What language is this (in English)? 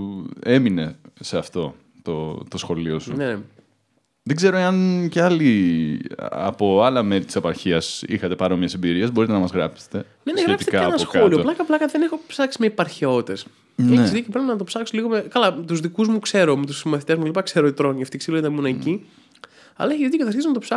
Greek